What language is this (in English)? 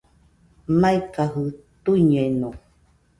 Nüpode Huitoto